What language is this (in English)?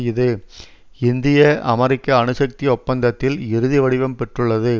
Tamil